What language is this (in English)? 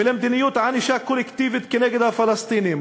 Hebrew